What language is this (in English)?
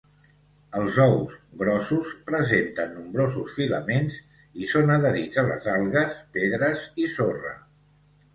Catalan